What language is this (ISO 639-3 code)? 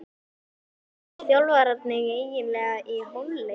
isl